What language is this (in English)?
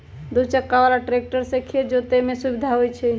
Magahi